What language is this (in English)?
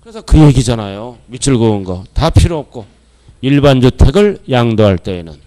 Korean